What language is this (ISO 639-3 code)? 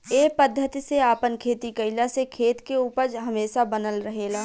bho